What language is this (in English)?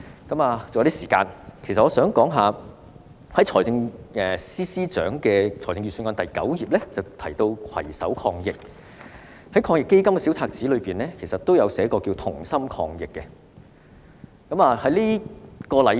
Cantonese